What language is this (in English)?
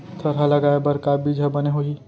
Chhattisgarhi